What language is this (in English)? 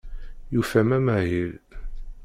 Kabyle